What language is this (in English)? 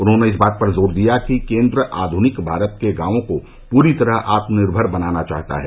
Hindi